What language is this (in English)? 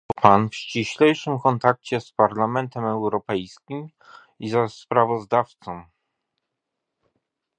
Polish